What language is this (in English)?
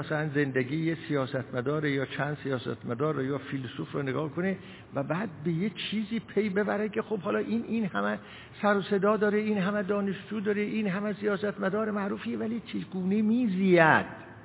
Persian